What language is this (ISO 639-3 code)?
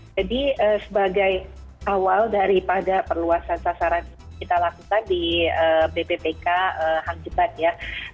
ind